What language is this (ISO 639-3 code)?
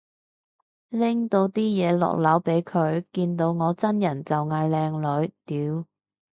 yue